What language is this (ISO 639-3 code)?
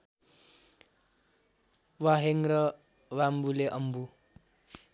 nep